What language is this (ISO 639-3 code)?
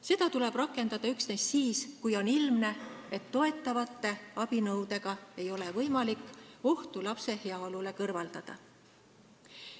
est